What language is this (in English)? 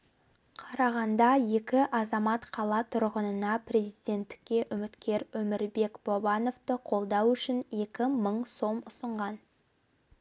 Kazakh